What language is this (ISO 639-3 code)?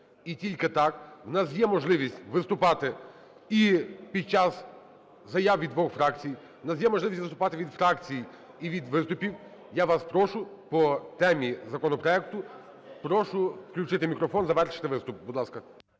ukr